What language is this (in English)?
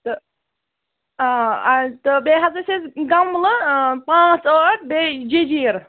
Kashmiri